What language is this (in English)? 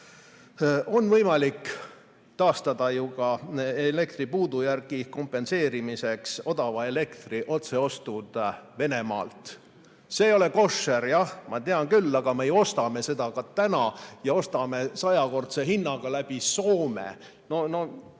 Estonian